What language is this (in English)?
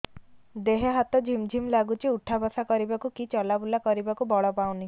Odia